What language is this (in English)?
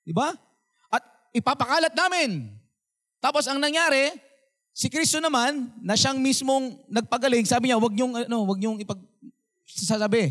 Filipino